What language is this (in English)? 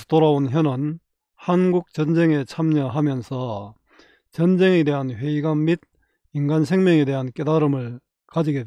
Korean